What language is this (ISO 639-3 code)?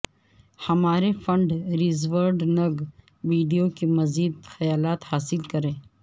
urd